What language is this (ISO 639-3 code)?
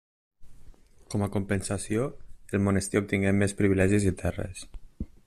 cat